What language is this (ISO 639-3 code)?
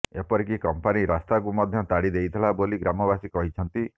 ori